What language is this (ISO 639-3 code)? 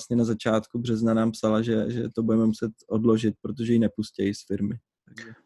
ces